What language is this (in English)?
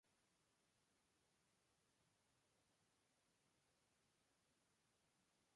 Spanish